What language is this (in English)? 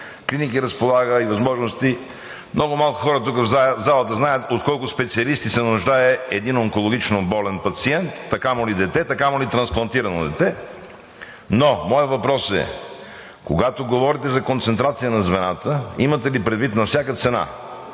Bulgarian